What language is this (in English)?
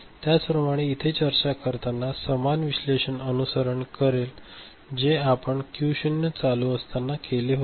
Marathi